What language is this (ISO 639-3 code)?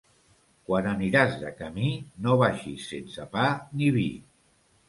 cat